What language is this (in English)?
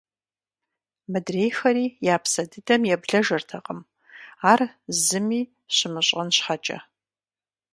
Kabardian